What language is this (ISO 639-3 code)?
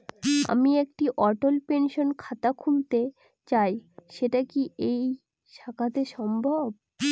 ben